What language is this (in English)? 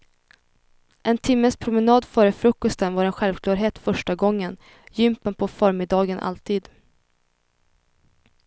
Swedish